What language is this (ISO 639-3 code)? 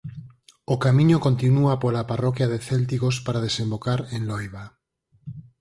glg